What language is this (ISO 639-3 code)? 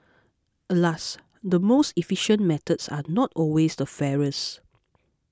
eng